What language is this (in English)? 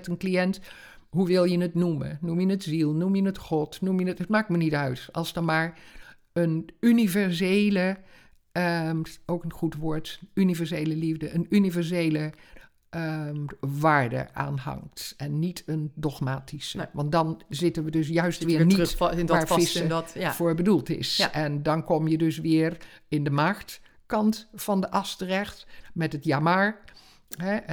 Dutch